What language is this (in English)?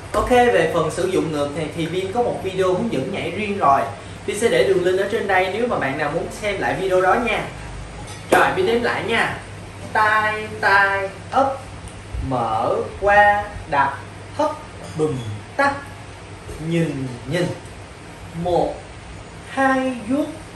Vietnamese